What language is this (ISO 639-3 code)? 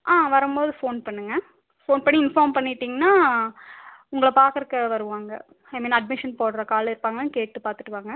tam